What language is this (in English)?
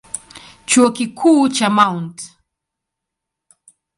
Swahili